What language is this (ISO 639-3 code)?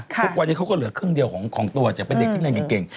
tha